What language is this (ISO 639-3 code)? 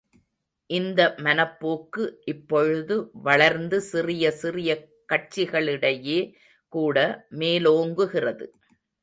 tam